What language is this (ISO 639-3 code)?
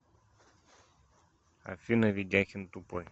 rus